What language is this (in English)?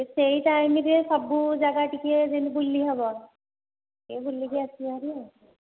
Odia